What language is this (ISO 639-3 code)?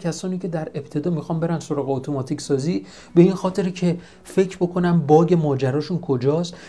fas